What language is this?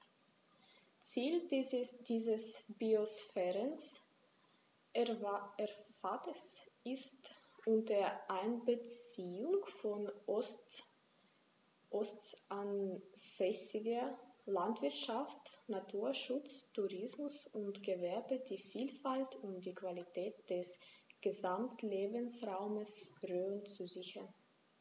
German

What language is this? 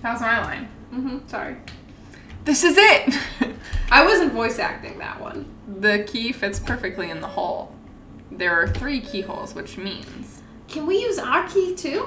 English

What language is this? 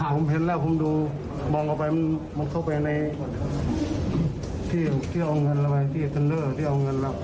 Thai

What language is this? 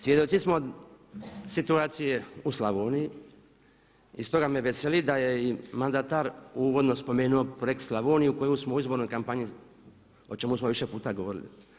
Croatian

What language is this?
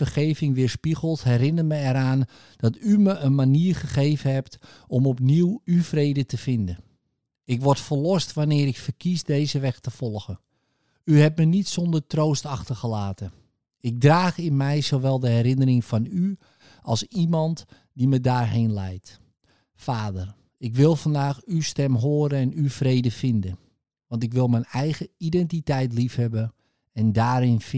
Dutch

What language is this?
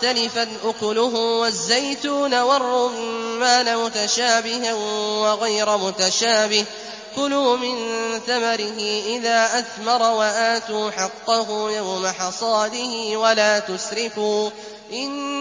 Arabic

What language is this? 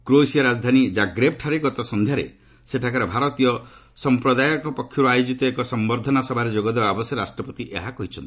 Odia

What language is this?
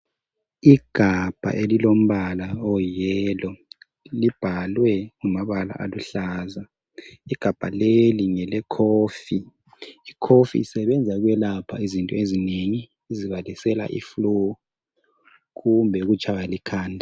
North Ndebele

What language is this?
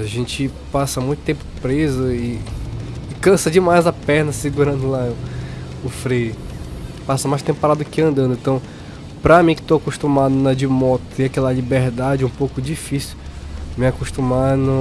Portuguese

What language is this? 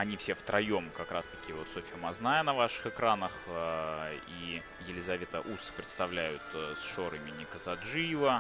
Russian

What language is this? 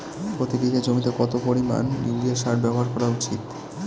Bangla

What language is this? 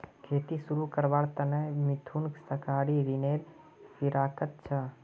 Magahi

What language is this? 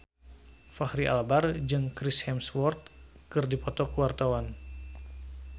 Sundanese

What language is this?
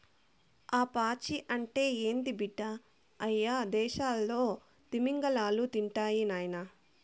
Telugu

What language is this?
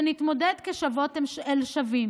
Hebrew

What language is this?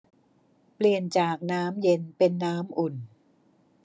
Thai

